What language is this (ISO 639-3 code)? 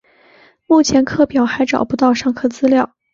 zho